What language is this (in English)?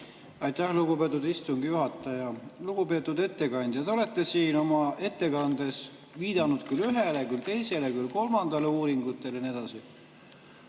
Estonian